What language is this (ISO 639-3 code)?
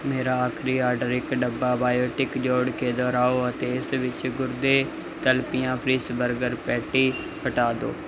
pan